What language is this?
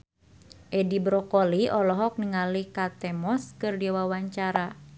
Sundanese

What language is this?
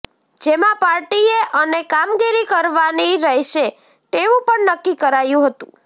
Gujarati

